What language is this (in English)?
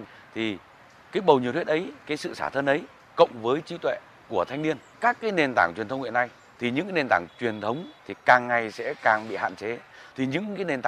Vietnamese